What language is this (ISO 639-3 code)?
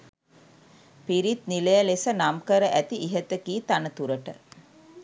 sin